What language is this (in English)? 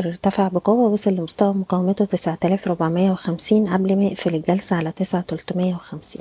Arabic